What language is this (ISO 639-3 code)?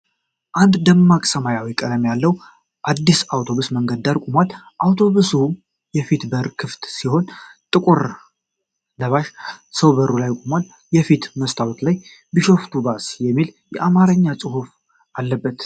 amh